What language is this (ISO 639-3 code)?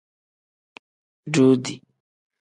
kdh